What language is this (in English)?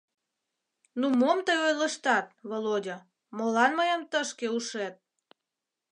Mari